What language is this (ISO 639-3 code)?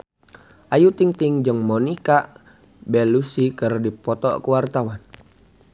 sun